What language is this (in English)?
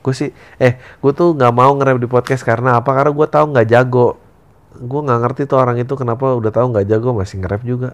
Indonesian